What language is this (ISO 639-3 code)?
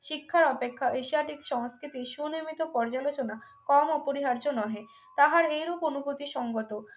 ben